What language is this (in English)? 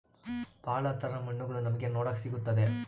Kannada